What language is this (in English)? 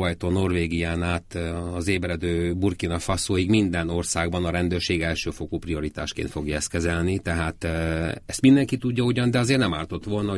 Hungarian